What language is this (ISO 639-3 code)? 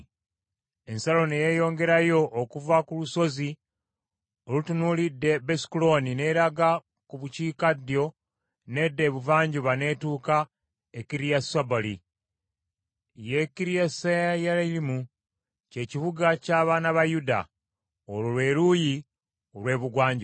lug